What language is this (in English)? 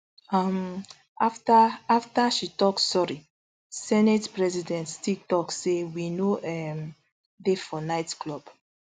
Nigerian Pidgin